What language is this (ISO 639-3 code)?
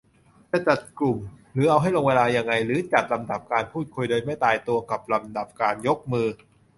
tha